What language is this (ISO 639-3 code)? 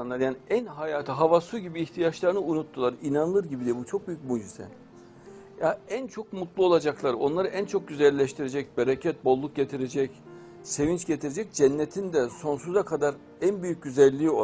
tur